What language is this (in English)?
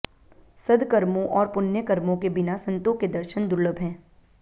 Hindi